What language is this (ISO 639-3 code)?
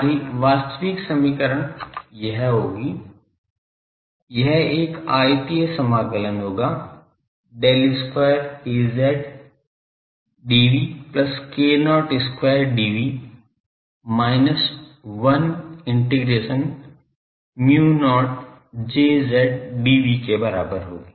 hin